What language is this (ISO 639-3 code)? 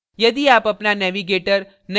hin